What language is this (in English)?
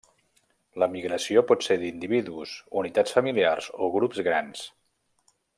Catalan